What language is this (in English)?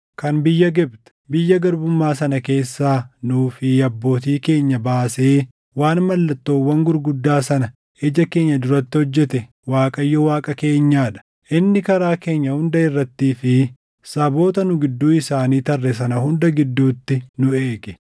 Oromo